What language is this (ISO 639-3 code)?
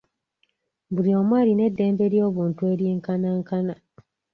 lug